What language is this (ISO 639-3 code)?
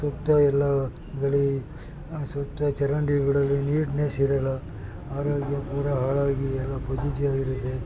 kan